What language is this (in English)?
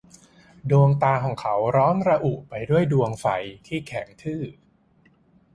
Thai